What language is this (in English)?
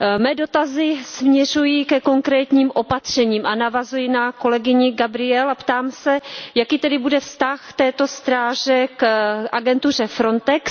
Czech